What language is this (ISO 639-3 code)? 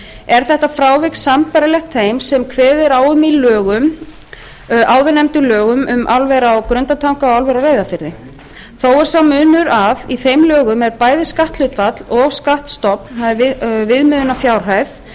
isl